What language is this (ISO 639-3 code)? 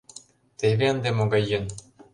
chm